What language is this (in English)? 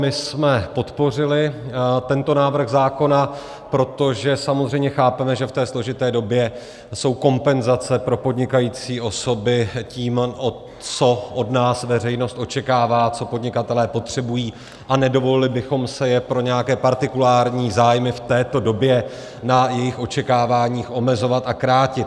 Czech